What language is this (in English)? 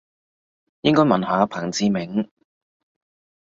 Cantonese